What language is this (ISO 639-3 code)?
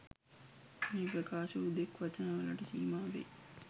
sin